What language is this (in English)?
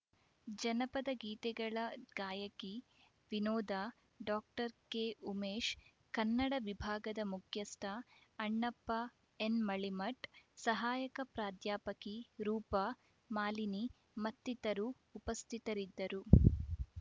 Kannada